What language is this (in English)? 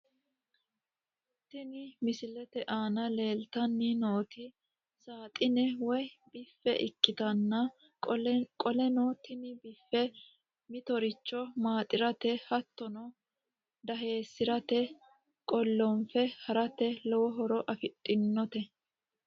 Sidamo